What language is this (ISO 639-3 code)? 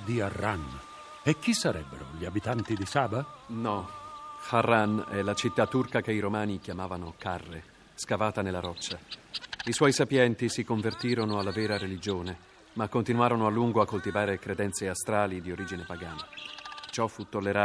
ita